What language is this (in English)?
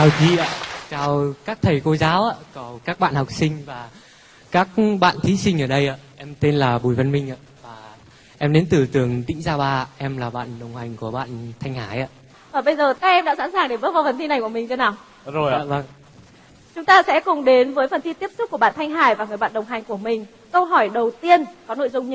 Vietnamese